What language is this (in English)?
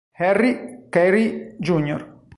Italian